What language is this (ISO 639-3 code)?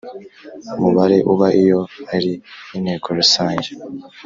kin